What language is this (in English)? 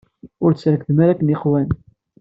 Kabyle